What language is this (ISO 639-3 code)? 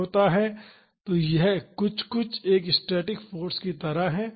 hin